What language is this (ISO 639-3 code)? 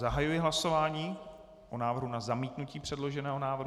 ces